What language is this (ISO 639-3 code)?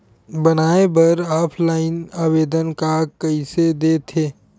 hne